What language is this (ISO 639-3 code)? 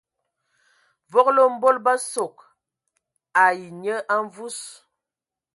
ewo